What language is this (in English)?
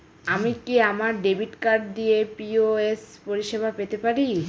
Bangla